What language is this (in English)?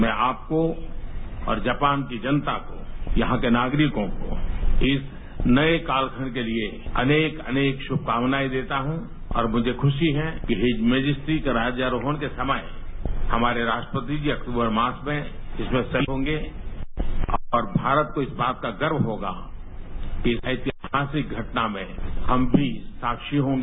Hindi